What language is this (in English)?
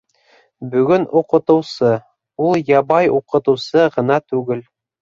Bashkir